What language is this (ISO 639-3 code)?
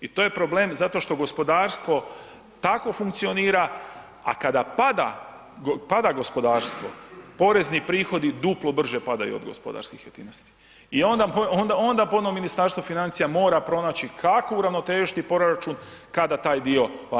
hrv